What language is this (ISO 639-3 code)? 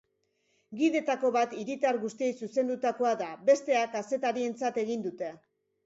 eus